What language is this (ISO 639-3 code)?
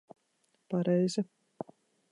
lav